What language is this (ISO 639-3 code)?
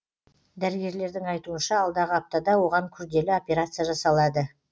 kaz